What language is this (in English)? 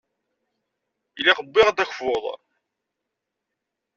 Kabyle